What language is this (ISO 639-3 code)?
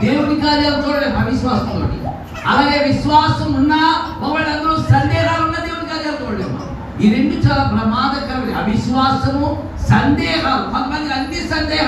tel